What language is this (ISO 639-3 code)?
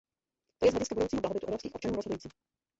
ces